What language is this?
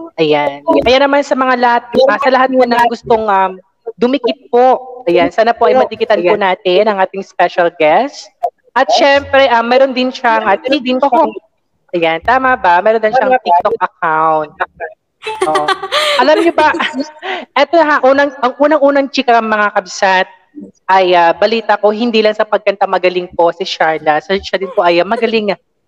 Filipino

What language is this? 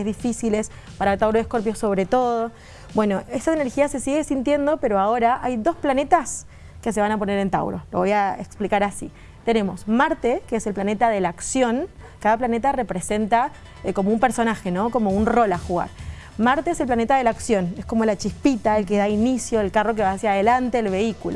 Spanish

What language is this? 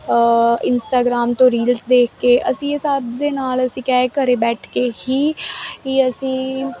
Punjabi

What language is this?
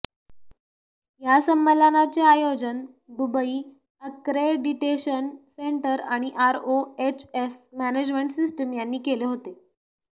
Marathi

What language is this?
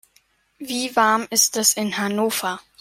German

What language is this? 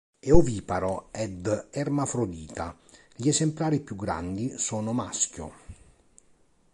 Italian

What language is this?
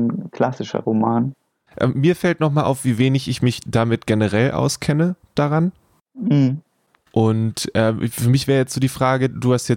German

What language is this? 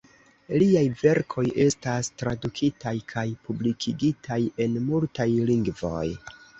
Esperanto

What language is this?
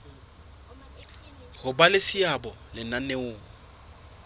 Southern Sotho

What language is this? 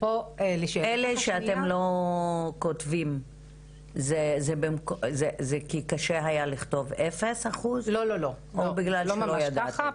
Hebrew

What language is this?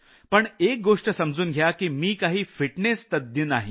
Marathi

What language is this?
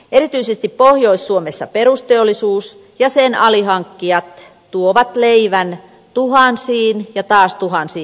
Finnish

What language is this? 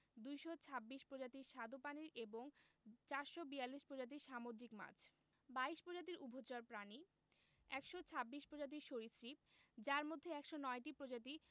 Bangla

